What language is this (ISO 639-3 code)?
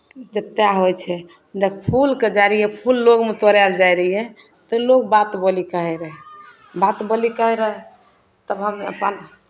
mai